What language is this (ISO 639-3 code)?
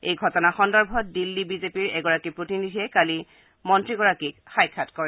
asm